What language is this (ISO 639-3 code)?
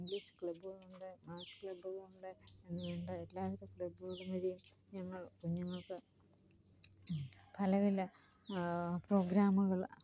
mal